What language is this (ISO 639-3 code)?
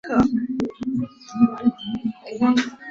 zho